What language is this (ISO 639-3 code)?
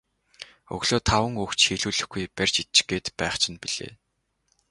mon